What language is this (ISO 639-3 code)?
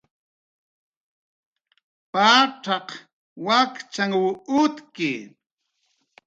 jqr